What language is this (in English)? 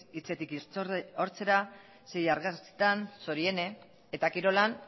Basque